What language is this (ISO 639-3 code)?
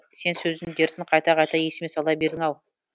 kaz